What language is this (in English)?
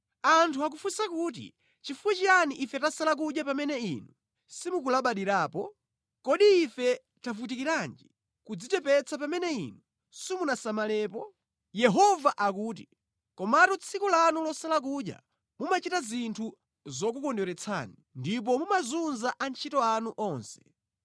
Nyanja